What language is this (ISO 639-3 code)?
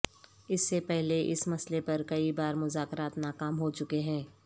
urd